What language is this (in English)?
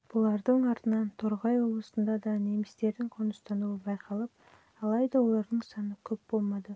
Kazakh